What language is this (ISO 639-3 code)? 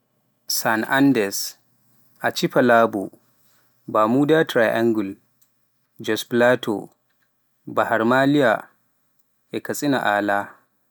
fuf